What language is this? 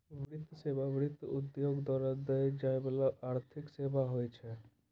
Maithili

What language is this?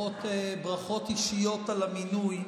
Hebrew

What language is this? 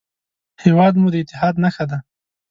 Pashto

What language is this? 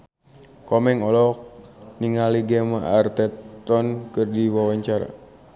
Sundanese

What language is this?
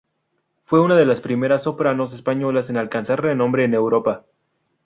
Spanish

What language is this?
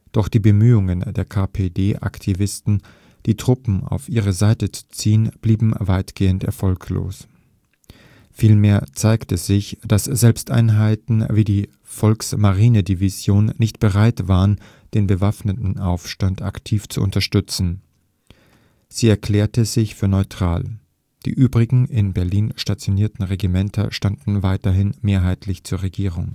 German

